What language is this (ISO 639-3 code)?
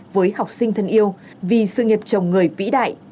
vie